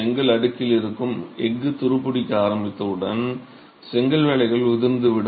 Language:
Tamil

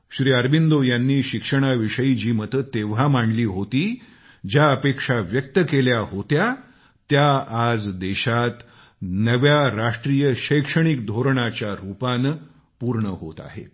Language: Marathi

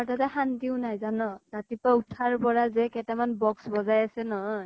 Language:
Assamese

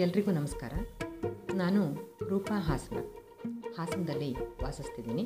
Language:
Kannada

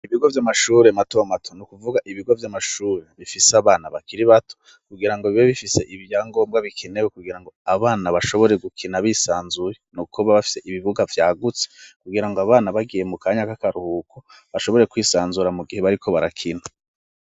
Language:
Rundi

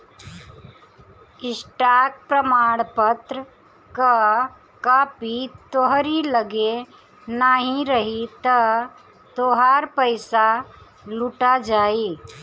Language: Bhojpuri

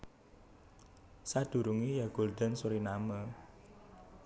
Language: Javanese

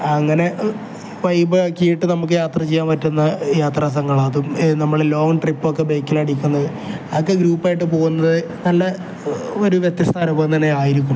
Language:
Malayalam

